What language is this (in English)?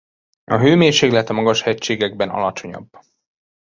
Hungarian